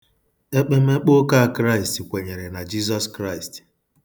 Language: Igbo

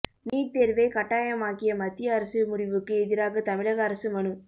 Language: Tamil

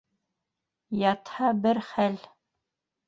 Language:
Bashkir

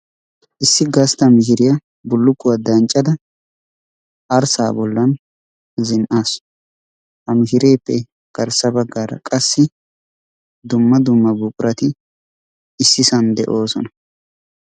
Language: Wolaytta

